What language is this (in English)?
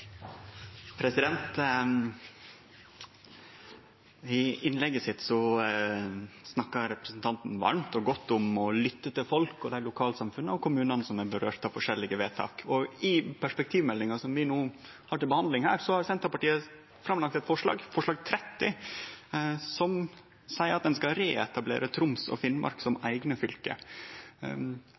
Norwegian Nynorsk